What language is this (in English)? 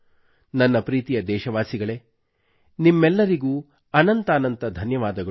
Kannada